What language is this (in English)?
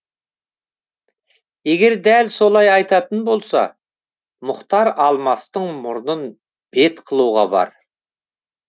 Kazakh